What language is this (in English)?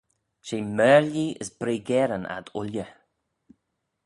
Manx